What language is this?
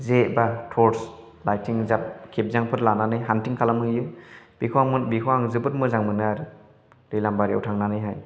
Bodo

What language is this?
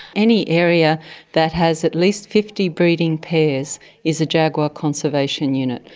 English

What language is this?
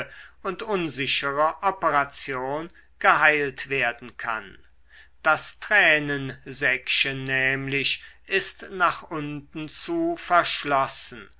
German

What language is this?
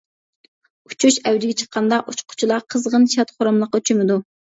Uyghur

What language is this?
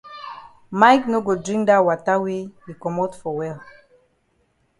Cameroon Pidgin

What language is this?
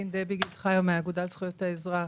Hebrew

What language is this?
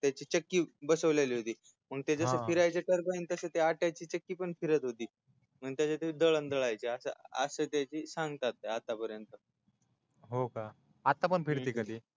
Marathi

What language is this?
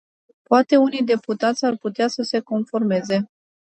Romanian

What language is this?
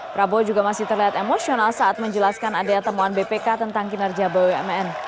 Indonesian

